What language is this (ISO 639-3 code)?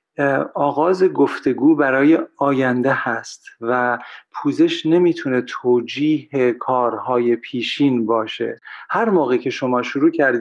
fas